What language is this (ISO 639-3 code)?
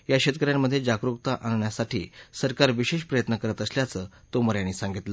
mar